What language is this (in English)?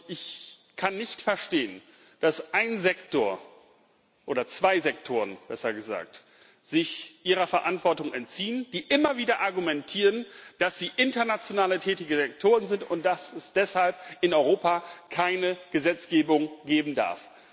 German